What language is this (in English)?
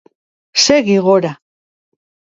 Basque